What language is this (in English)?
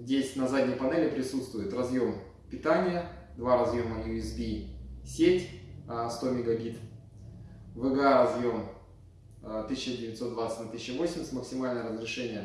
Russian